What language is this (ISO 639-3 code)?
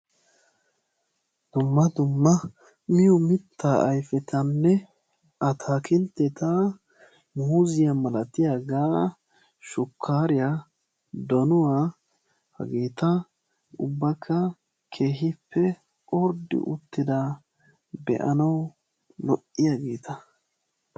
wal